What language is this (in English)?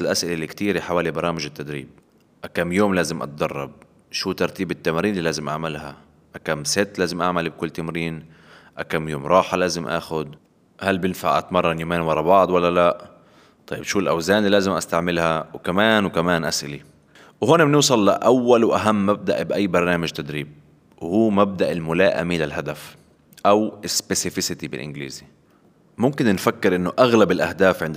Arabic